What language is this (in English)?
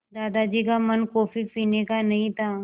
Hindi